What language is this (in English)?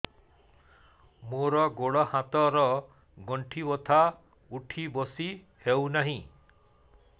Odia